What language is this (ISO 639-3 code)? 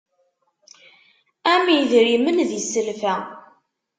kab